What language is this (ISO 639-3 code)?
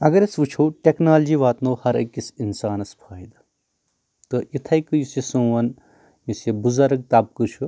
kas